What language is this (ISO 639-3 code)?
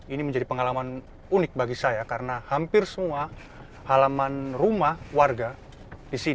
ind